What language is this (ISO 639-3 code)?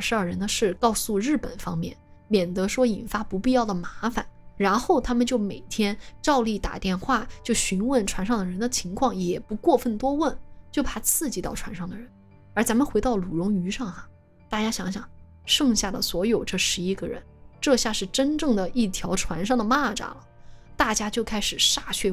zho